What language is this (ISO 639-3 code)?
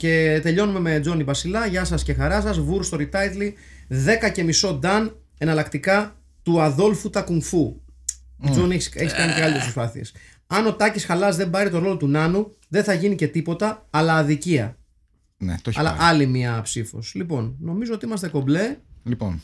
ell